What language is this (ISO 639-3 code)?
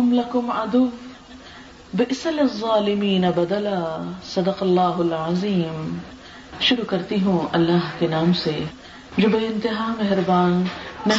urd